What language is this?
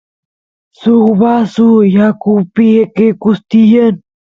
Santiago del Estero Quichua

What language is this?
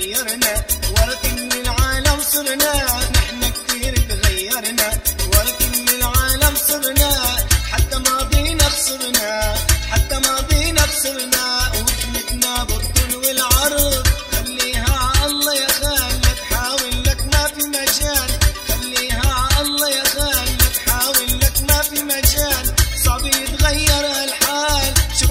Arabic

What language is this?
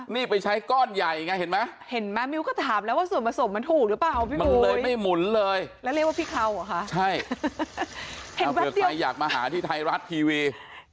Thai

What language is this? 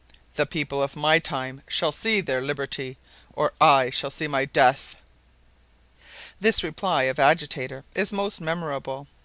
English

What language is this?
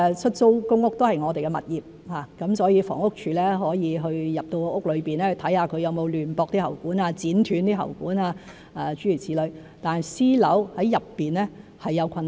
Cantonese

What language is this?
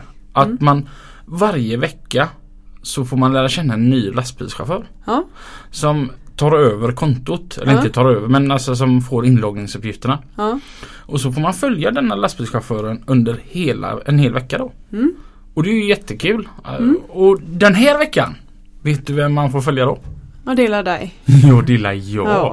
Swedish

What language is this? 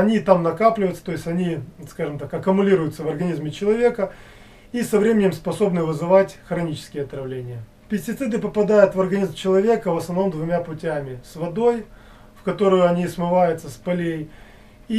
Russian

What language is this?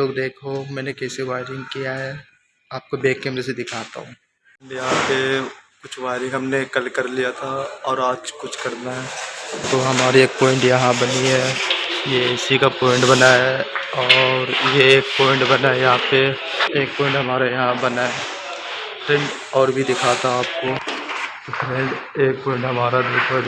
Hindi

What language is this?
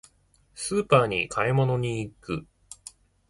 Japanese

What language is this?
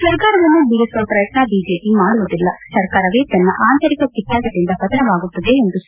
Kannada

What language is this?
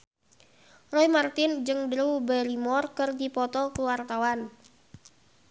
Sundanese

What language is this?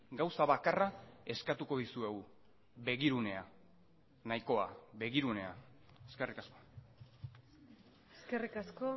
Basque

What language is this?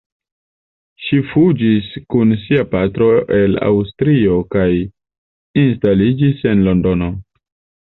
Esperanto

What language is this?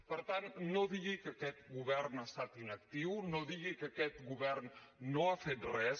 Catalan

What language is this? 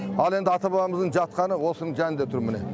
Kazakh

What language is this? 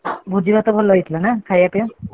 Odia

